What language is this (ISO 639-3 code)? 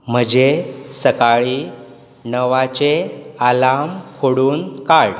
kok